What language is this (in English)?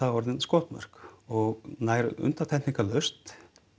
Icelandic